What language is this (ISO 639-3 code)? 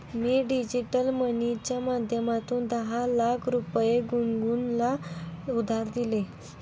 mar